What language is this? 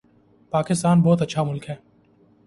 Urdu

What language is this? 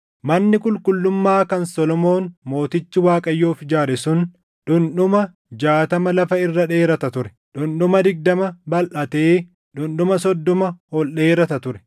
Oromo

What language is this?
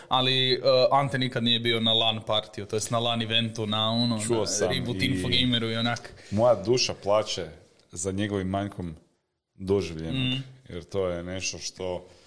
Croatian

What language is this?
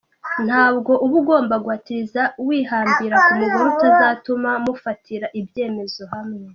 Kinyarwanda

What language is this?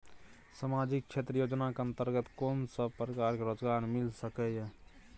Maithili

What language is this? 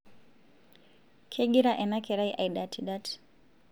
Masai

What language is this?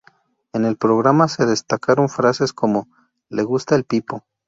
Spanish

